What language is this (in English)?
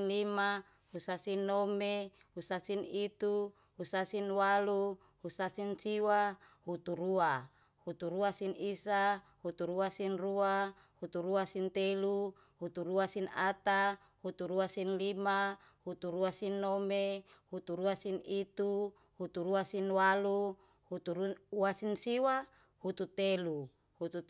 Yalahatan